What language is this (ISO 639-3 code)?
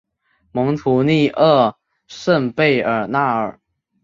zho